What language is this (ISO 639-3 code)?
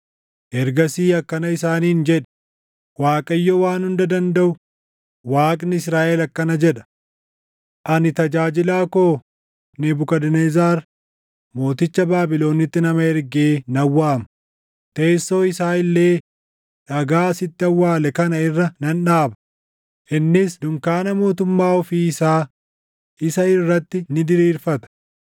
orm